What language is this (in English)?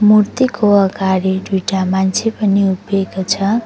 Nepali